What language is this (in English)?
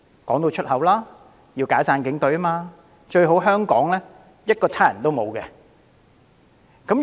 Cantonese